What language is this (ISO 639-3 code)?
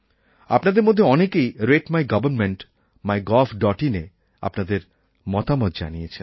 ben